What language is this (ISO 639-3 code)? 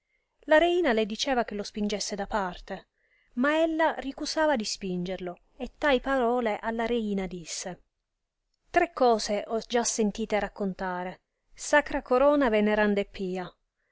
ita